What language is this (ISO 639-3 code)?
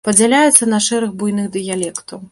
bel